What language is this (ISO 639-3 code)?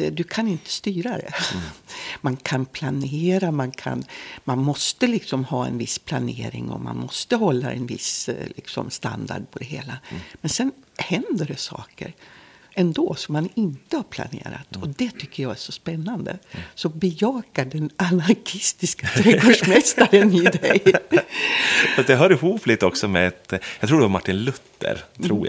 swe